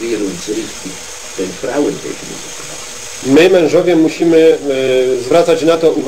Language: Polish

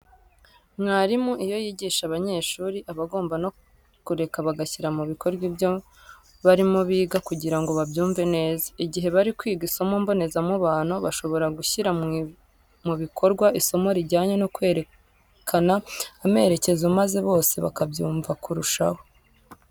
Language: Kinyarwanda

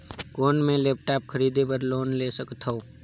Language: Chhattisgarhi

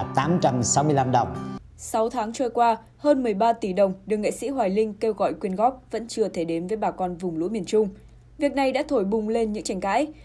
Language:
Vietnamese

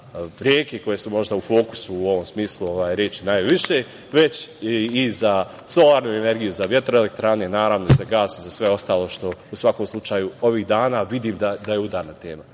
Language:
Serbian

